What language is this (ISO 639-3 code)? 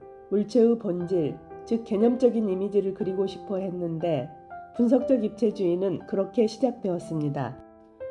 kor